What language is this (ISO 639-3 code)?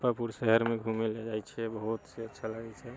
mai